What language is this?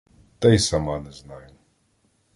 Ukrainian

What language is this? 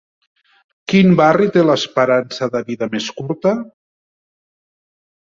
Catalan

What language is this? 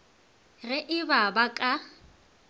Northern Sotho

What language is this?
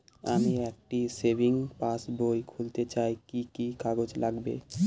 Bangla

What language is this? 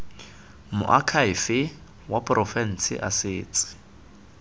Tswana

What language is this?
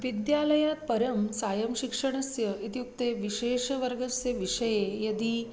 Sanskrit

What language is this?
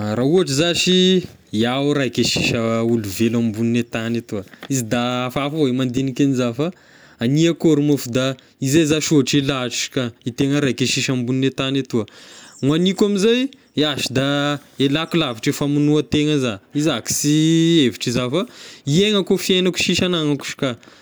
Tesaka Malagasy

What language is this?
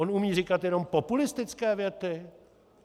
Czech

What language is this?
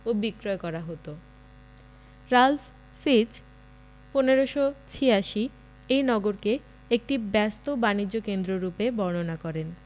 Bangla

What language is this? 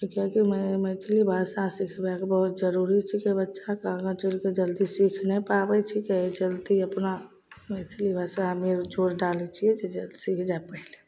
Maithili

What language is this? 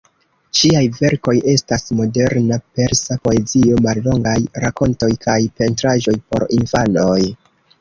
Esperanto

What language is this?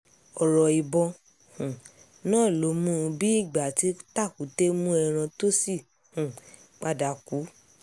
Yoruba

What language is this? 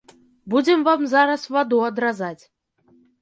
Belarusian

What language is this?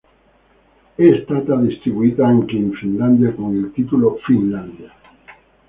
Italian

